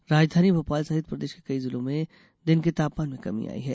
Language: Hindi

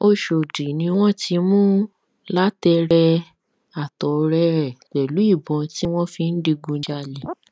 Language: Yoruba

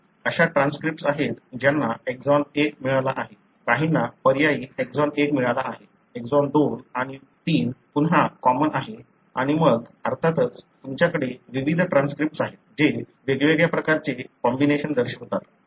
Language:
Marathi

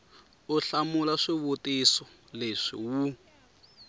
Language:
Tsonga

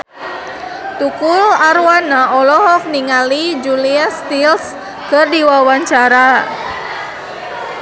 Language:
Sundanese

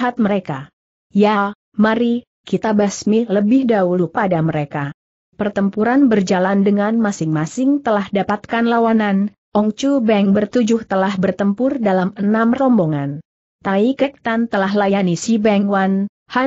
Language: Indonesian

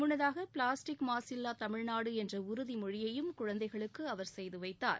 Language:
Tamil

